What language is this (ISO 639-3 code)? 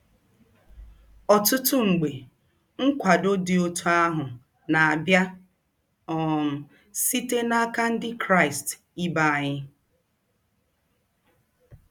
ibo